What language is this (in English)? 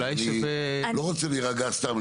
Hebrew